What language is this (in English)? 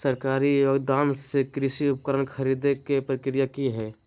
Magahi